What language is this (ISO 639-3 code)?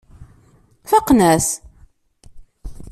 kab